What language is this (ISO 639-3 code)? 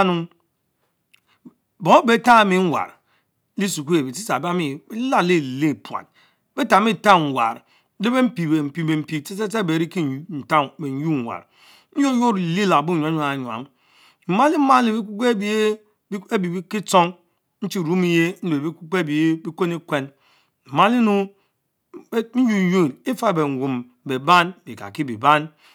mfo